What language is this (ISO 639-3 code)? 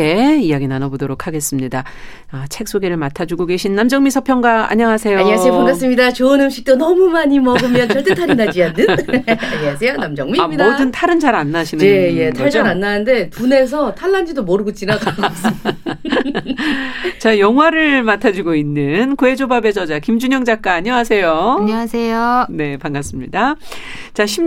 kor